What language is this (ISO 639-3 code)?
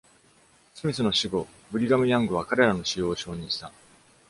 jpn